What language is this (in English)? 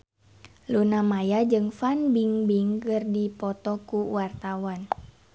Sundanese